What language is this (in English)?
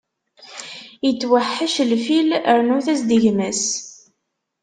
Kabyle